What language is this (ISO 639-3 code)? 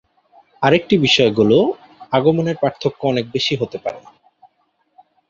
ben